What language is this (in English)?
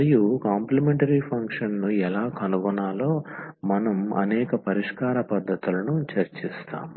Telugu